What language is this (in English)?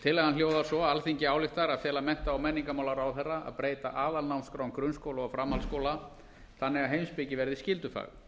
Icelandic